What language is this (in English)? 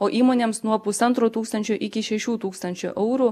Lithuanian